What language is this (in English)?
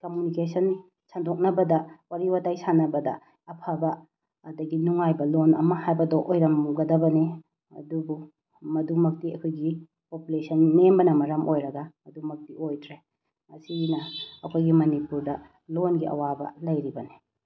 Manipuri